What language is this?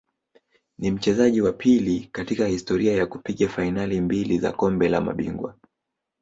Swahili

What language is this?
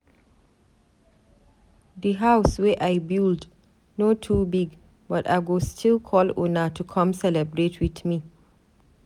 Nigerian Pidgin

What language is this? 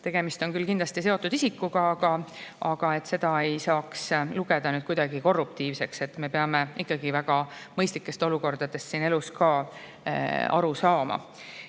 Estonian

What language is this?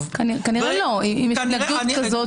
Hebrew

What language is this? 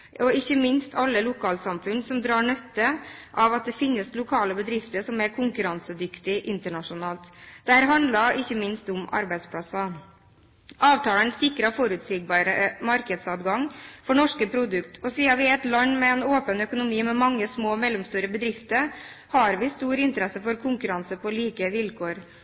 Norwegian Bokmål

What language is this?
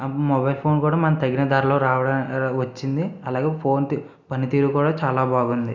Telugu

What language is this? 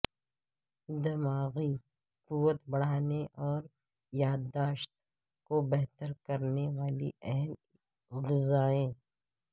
Urdu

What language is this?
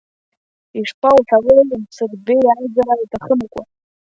Abkhazian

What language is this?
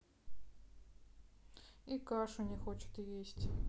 Russian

